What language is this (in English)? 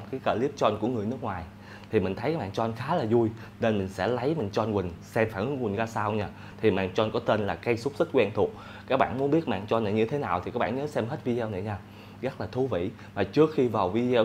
Vietnamese